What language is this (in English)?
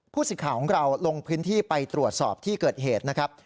Thai